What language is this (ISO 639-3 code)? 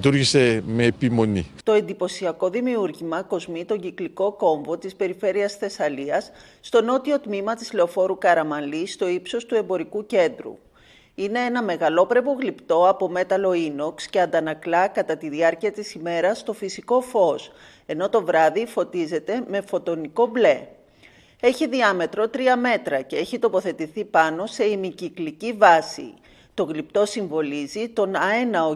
ell